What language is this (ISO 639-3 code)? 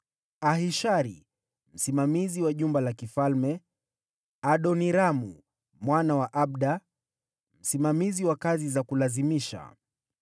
swa